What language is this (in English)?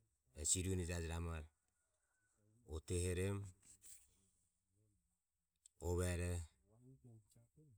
Ömie